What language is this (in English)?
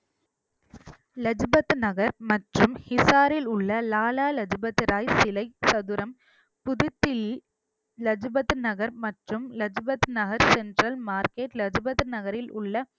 Tamil